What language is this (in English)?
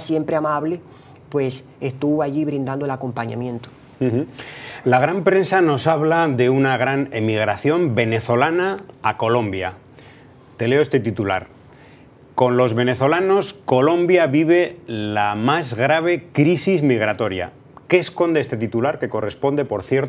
Spanish